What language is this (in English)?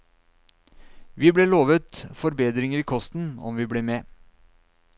Norwegian